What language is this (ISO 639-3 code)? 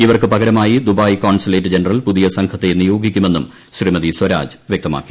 mal